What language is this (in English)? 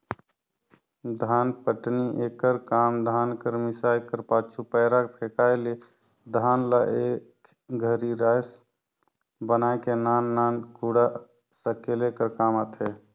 Chhattisgarhi